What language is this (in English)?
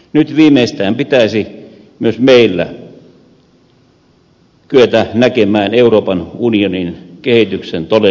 Finnish